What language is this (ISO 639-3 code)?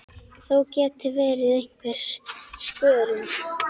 isl